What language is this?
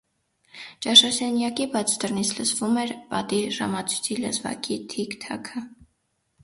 Armenian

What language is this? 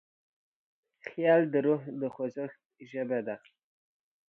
Pashto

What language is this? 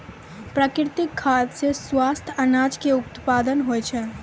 Maithili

